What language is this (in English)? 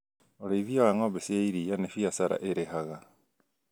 Kikuyu